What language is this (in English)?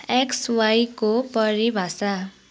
Nepali